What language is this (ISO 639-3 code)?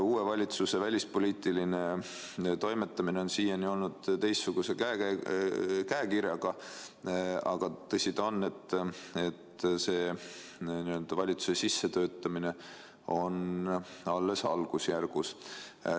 est